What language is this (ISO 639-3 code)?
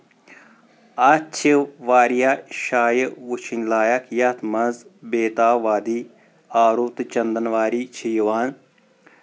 kas